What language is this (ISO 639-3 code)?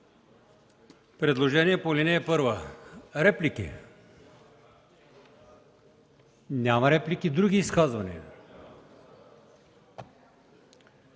bul